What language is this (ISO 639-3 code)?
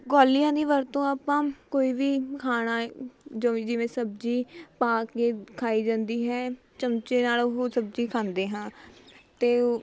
pan